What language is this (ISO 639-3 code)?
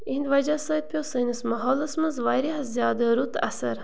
kas